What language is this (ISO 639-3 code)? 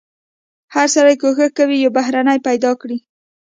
pus